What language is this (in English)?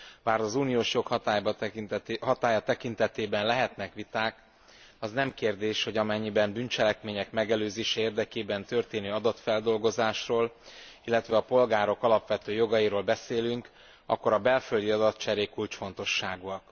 Hungarian